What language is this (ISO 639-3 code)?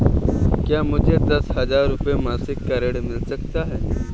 hin